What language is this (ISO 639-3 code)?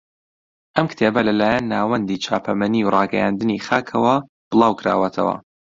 ckb